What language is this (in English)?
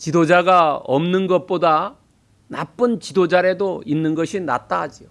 Korean